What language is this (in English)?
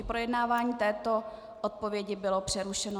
Czech